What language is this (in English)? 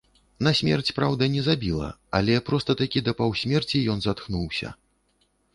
Belarusian